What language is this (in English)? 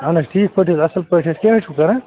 Kashmiri